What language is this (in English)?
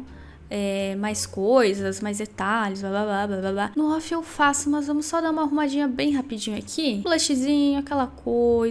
Portuguese